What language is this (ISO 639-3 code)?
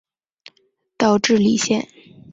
zho